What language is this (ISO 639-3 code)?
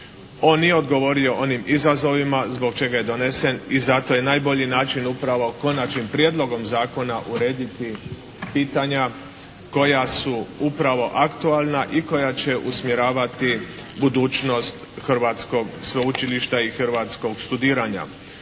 hrv